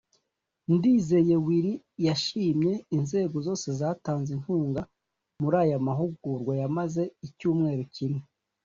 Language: Kinyarwanda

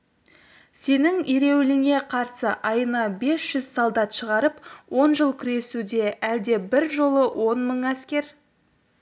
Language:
Kazakh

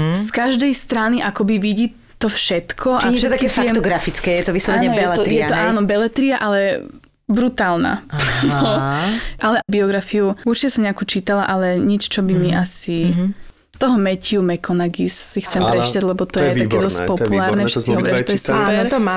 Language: Slovak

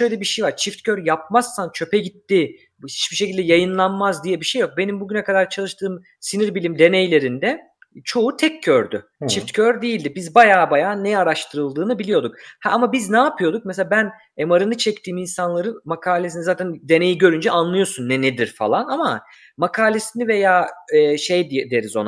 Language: Turkish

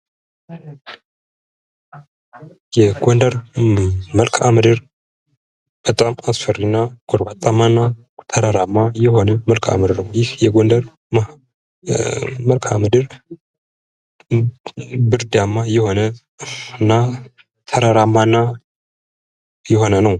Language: Amharic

